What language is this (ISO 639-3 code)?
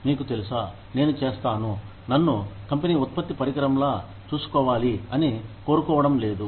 tel